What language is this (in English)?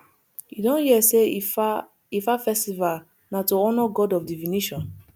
Nigerian Pidgin